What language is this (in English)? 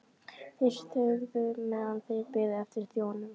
Icelandic